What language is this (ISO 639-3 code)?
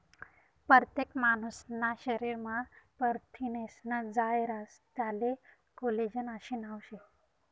mar